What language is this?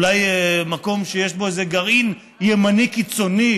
Hebrew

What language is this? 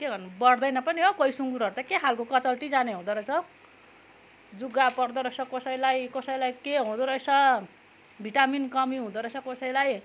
Nepali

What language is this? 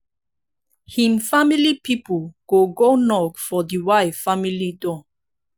Nigerian Pidgin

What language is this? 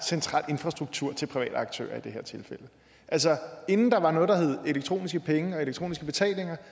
Danish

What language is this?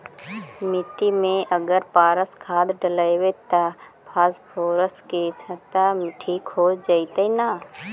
Magahi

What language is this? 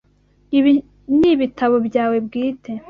Kinyarwanda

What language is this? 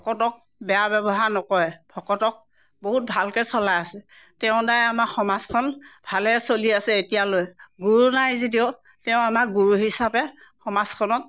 Assamese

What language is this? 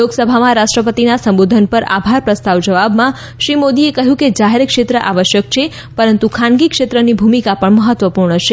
Gujarati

